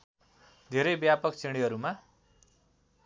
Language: Nepali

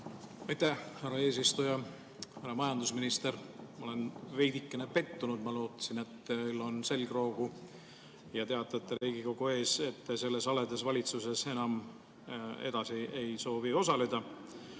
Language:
Estonian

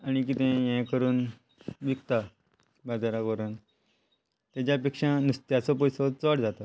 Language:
Konkani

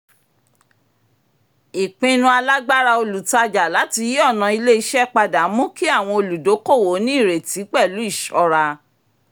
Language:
Yoruba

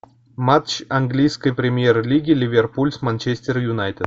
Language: Russian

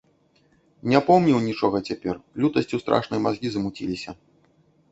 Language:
Belarusian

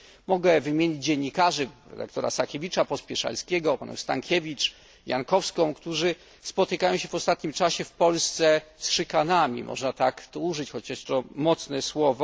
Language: Polish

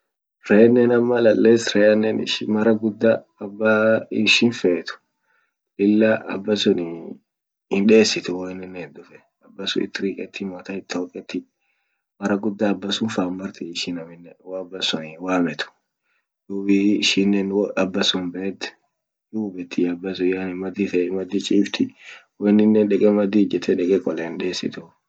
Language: Orma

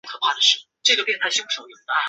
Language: Chinese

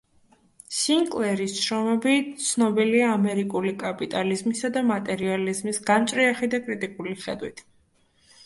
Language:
Georgian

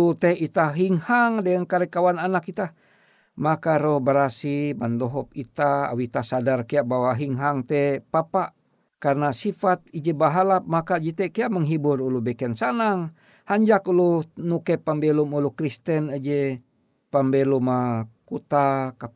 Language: Indonesian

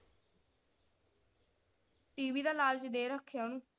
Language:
Punjabi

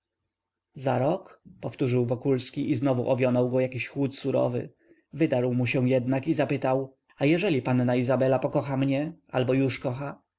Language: Polish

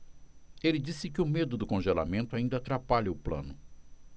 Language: Portuguese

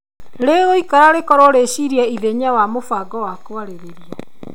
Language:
Kikuyu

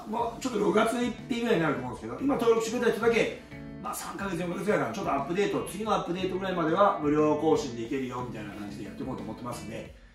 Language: Japanese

